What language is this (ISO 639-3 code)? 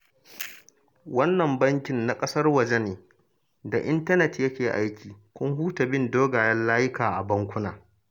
hau